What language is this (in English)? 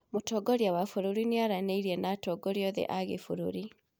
Kikuyu